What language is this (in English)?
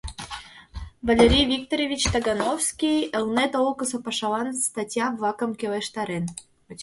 Mari